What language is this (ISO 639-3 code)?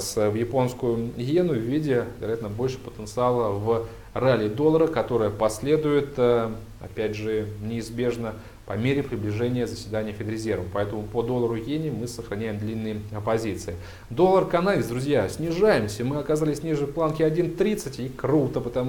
rus